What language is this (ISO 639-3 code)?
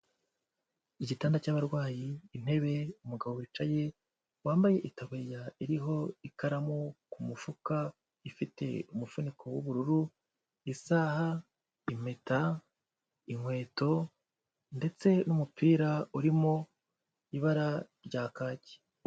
kin